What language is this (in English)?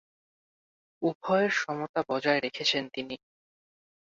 Bangla